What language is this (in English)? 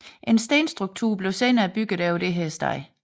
Danish